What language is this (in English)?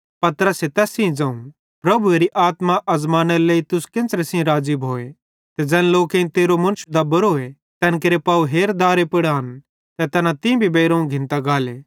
Bhadrawahi